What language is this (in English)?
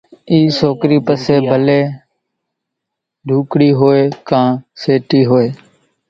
Kachi Koli